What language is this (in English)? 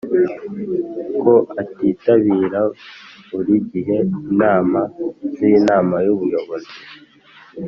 Kinyarwanda